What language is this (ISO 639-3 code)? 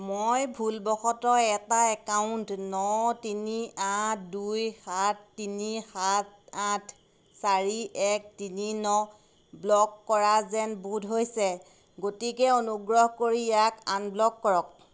asm